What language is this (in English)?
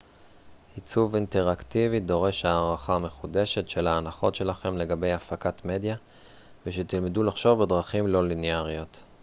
Hebrew